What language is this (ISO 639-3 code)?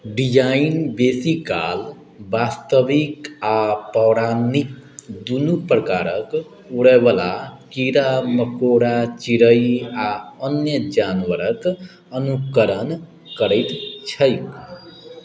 mai